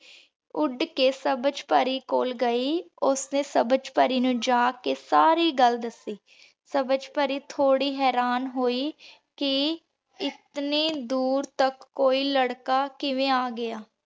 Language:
Punjabi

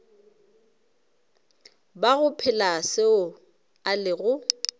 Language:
Northern Sotho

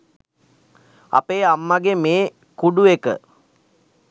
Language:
Sinhala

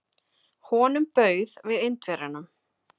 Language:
Icelandic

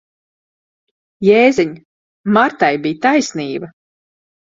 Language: Latvian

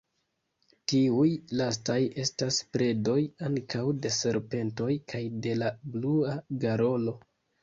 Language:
Esperanto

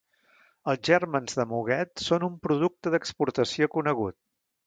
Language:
Catalan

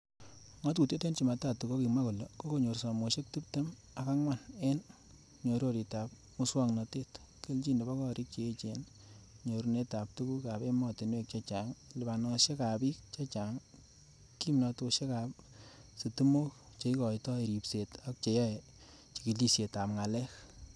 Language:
Kalenjin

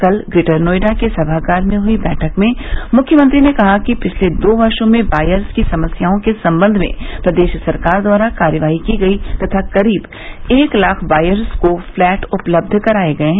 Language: Hindi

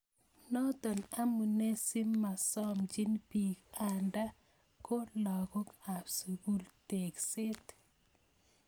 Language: Kalenjin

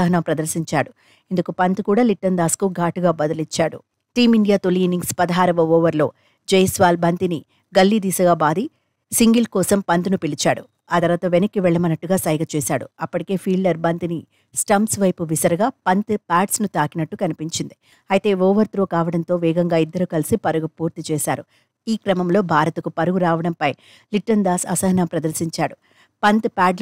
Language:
Telugu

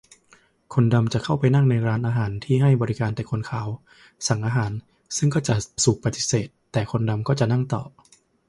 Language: Thai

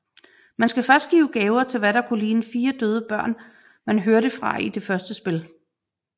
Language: Danish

